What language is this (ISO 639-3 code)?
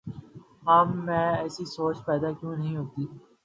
urd